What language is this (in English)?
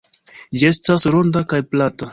Esperanto